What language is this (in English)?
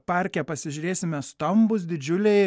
Lithuanian